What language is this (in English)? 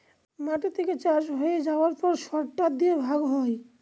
Bangla